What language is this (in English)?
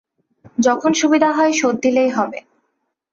Bangla